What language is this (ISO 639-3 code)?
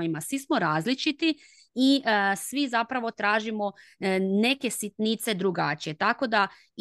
hrv